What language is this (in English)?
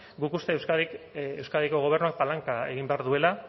Basque